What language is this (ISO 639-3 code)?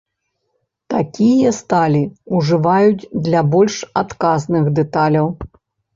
bel